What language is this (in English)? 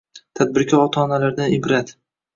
Uzbek